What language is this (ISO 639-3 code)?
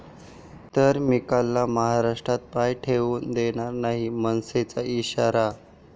mar